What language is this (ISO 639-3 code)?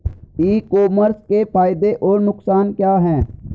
hin